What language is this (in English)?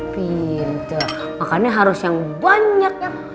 Indonesian